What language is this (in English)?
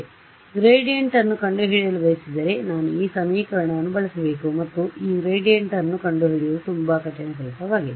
Kannada